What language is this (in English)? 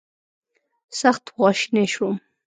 Pashto